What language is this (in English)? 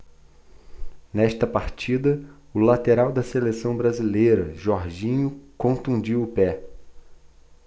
Portuguese